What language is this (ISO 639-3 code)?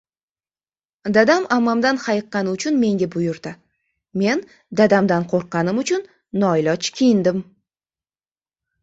uzb